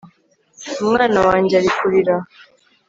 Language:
Kinyarwanda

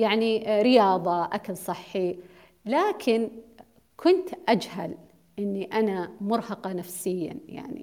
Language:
Arabic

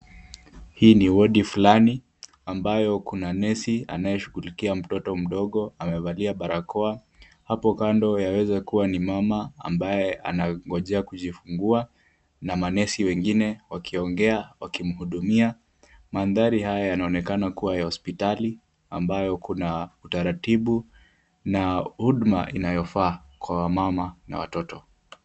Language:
Swahili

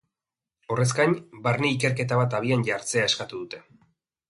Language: Basque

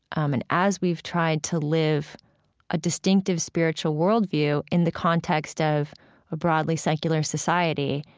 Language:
English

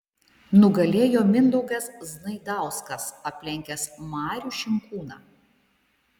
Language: Lithuanian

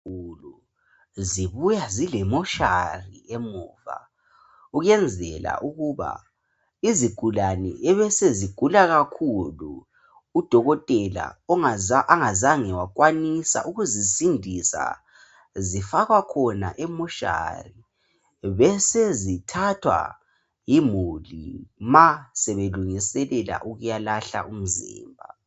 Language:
North Ndebele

